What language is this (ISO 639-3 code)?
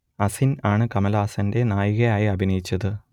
mal